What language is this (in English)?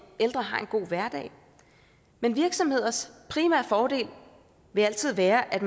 Danish